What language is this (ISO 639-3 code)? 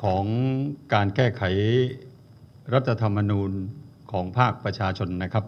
tha